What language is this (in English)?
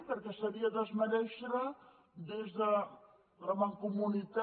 Catalan